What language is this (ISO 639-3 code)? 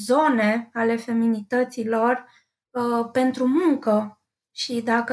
ron